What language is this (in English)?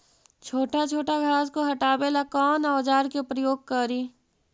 Magahi